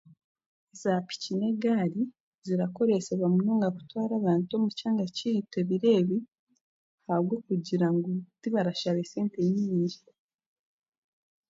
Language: Chiga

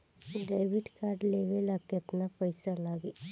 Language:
Bhojpuri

